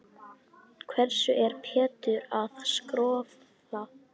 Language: Icelandic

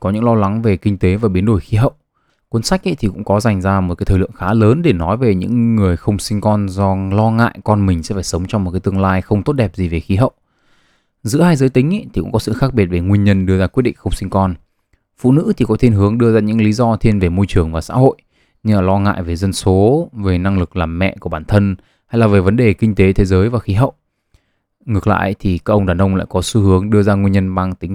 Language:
Vietnamese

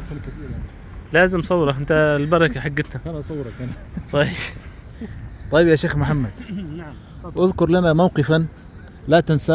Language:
Arabic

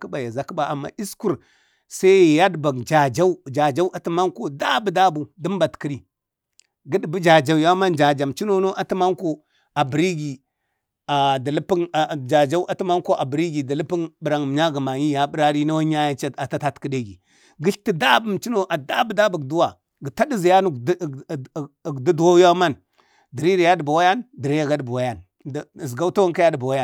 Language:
Bade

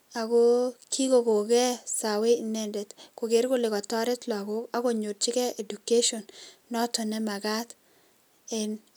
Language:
Kalenjin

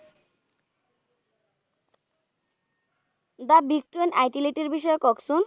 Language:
Bangla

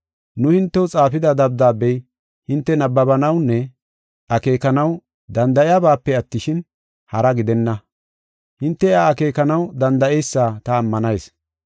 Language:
Gofa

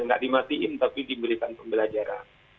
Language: Indonesian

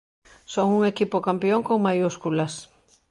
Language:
Galician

